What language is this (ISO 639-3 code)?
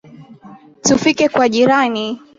swa